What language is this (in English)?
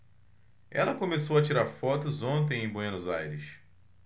Portuguese